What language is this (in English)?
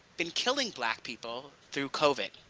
English